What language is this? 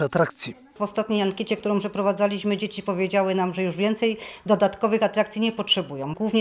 Polish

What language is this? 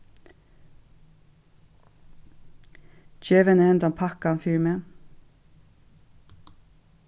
Faroese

